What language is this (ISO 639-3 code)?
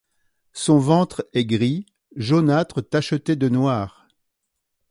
fra